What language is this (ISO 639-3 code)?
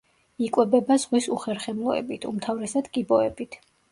kat